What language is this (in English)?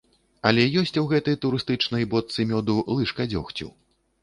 Belarusian